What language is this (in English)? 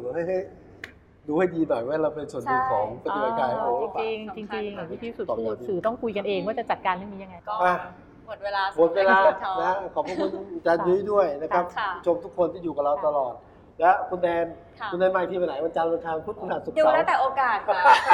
Thai